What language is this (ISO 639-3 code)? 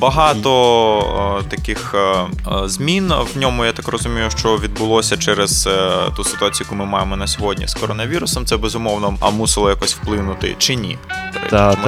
ukr